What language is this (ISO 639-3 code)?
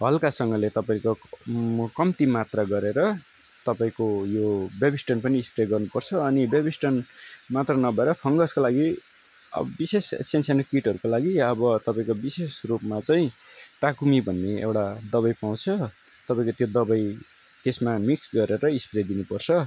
nep